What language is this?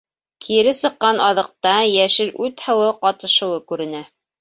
Bashkir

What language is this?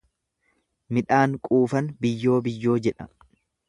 Oromo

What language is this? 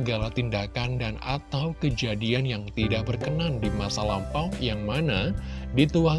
Indonesian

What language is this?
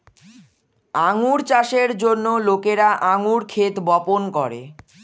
Bangla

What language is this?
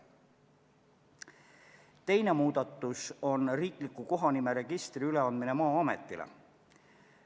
Estonian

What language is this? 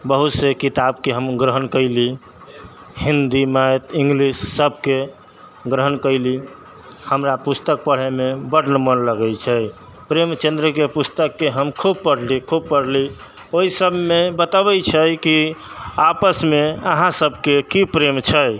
Maithili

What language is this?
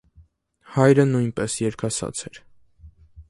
Armenian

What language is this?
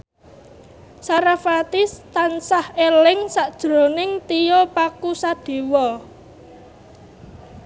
Javanese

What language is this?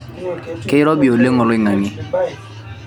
Masai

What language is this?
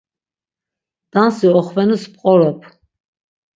Laz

